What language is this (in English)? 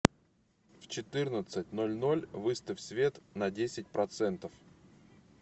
Russian